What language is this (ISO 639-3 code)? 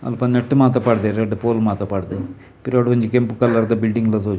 tcy